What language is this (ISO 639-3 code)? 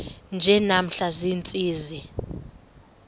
xho